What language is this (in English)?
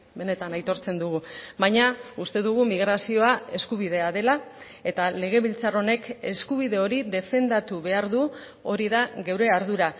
Basque